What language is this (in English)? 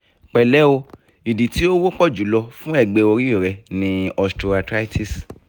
Yoruba